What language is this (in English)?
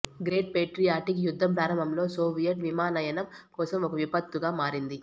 Telugu